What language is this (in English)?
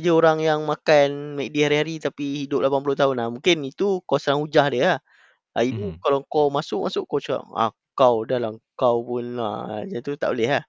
Malay